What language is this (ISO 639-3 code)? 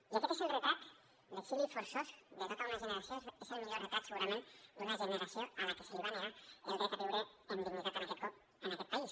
cat